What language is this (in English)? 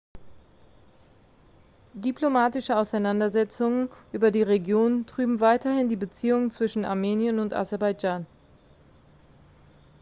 German